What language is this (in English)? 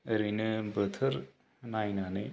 Bodo